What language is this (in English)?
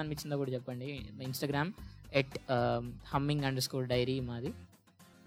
Telugu